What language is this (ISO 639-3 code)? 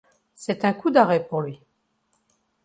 fra